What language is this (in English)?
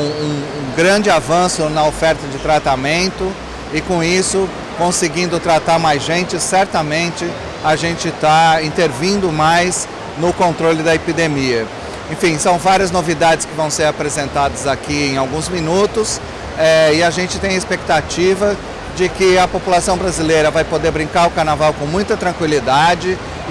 Portuguese